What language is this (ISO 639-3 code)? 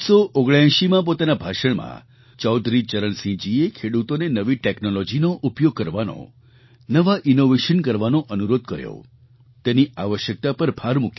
guj